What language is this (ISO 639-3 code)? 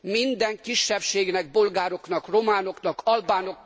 hun